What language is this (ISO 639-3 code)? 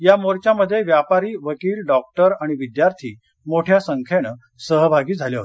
mar